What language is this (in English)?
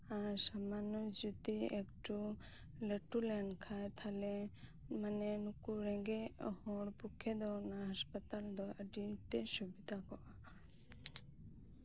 Santali